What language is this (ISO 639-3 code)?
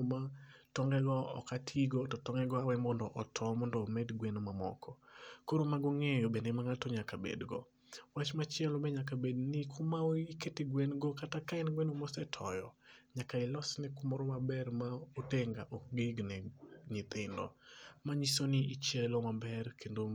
luo